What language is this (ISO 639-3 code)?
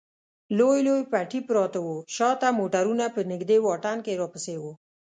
pus